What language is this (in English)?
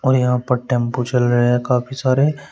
Hindi